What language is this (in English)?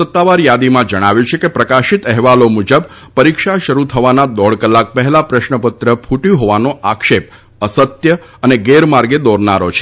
Gujarati